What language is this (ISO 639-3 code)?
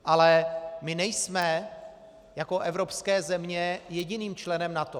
ces